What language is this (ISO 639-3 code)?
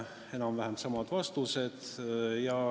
est